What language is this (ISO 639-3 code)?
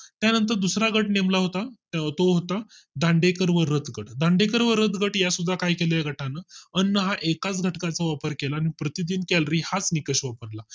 mar